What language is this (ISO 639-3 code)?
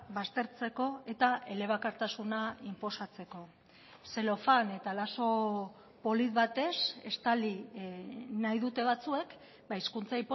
eus